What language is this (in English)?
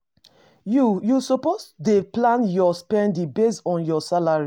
Nigerian Pidgin